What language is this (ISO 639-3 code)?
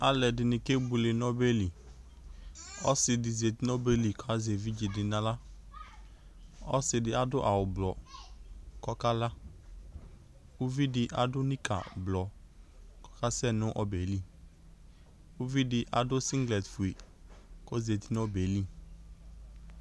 kpo